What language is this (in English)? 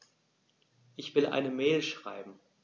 German